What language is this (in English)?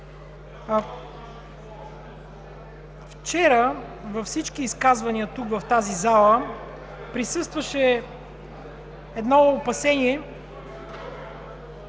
Bulgarian